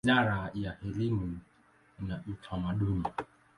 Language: Swahili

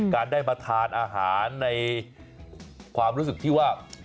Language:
Thai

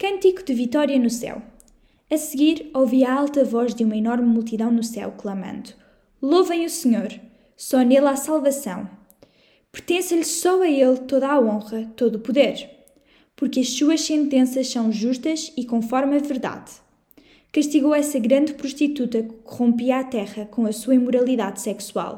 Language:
Portuguese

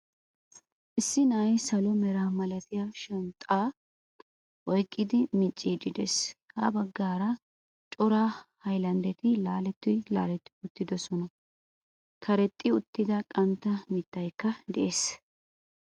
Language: Wolaytta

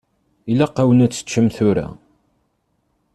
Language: Kabyle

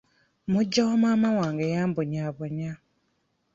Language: Ganda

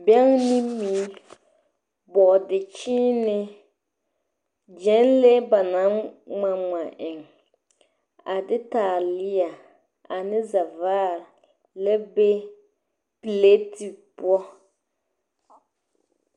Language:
Southern Dagaare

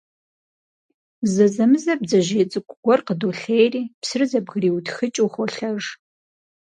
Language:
Kabardian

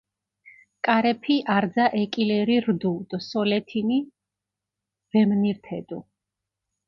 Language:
Mingrelian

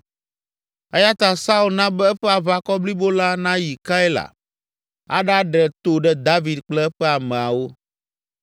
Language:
Ewe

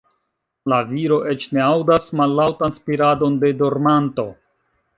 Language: Esperanto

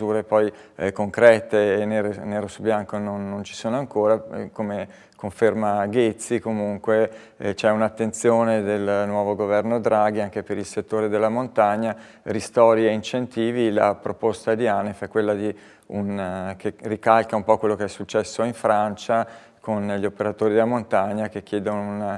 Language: Italian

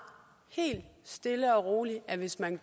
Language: Danish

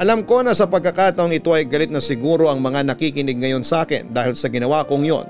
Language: Filipino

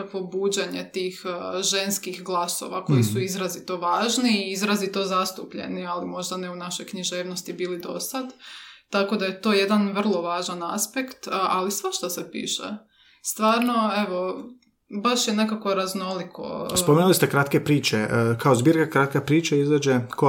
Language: Croatian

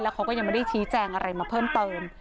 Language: Thai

